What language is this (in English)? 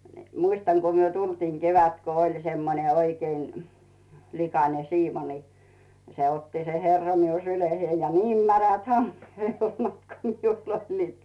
Finnish